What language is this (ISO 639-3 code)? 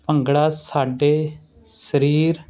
pan